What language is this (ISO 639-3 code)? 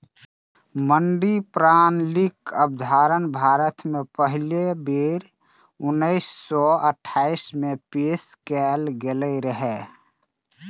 mai